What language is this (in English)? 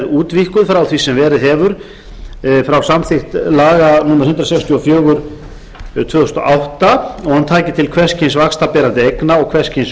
Icelandic